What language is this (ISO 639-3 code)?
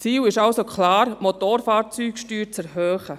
gsw